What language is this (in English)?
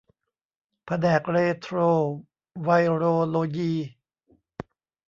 Thai